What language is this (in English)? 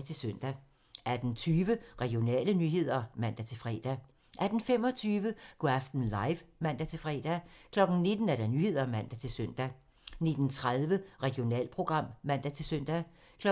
Danish